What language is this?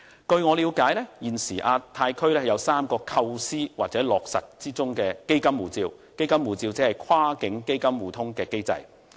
Cantonese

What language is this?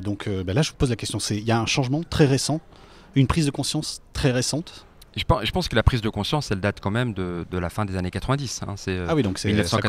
French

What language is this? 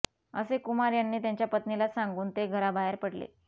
Marathi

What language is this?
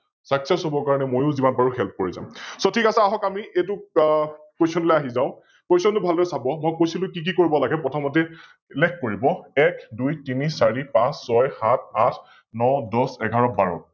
Assamese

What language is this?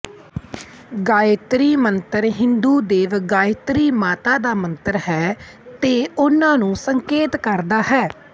Punjabi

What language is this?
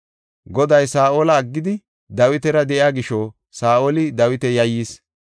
Gofa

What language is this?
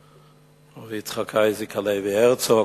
Hebrew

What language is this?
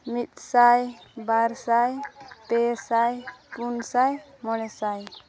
Santali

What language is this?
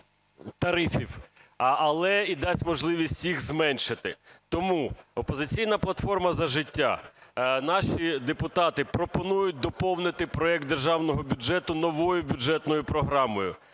Ukrainian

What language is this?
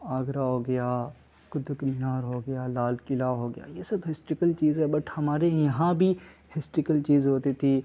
Urdu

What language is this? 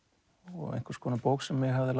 Icelandic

